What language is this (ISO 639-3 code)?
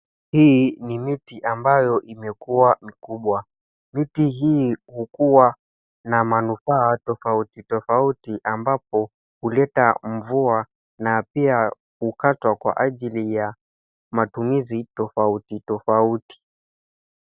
swa